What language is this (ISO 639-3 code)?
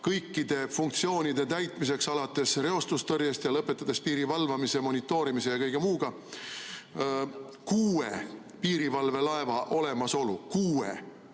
est